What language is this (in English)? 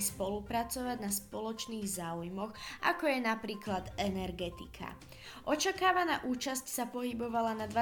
Slovak